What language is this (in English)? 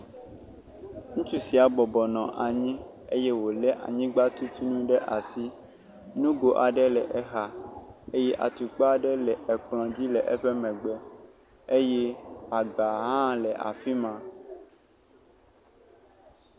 Ewe